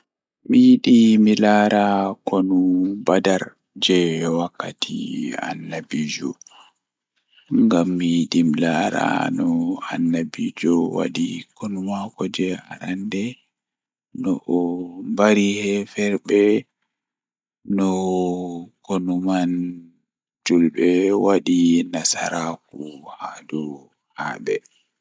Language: Fula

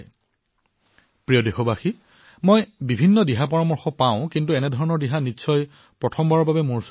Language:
Assamese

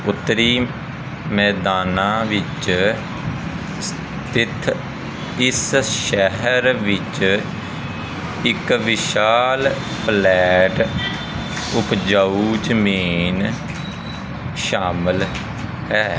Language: Punjabi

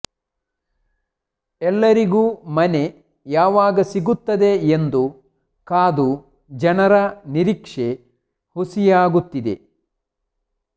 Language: Kannada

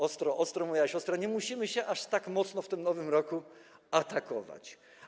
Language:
Polish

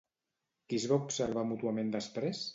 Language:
Catalan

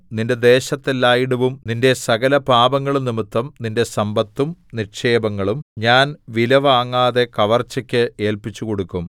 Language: Malayalam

